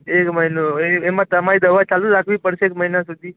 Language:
Gujarati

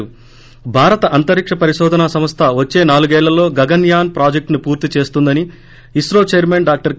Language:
Telugu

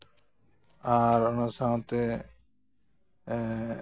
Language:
Santali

